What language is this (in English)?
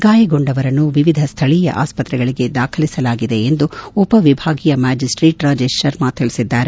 Kannada